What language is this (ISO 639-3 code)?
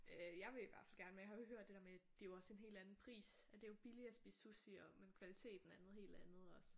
dan